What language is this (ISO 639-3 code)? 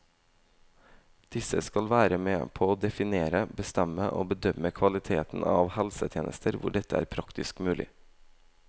nor